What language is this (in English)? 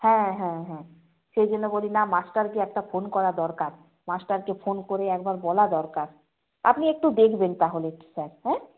Bangla